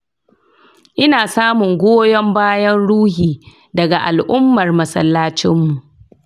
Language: Hausa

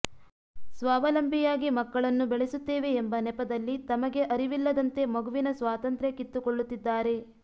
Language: Kannada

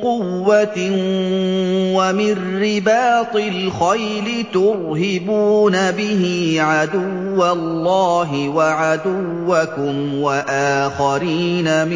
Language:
Arabic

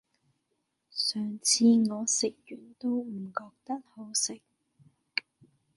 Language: Cantonese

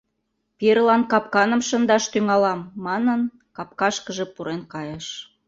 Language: Mari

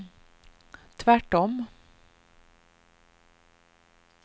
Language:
Swedish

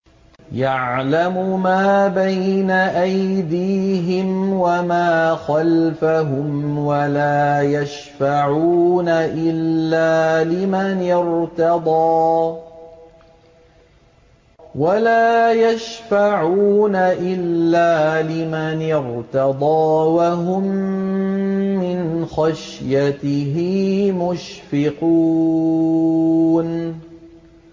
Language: Arabic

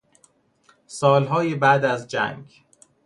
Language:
Persian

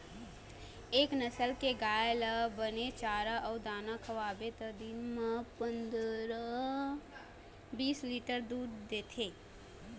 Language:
Chhattisgarhi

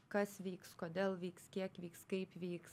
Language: Lithuanian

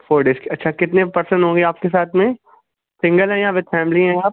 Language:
Urdu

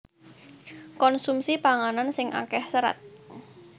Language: Javanese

